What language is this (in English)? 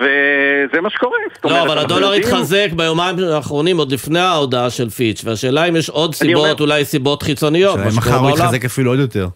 Hebrew